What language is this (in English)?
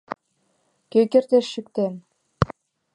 Mari